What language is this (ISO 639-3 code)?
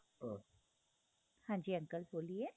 pan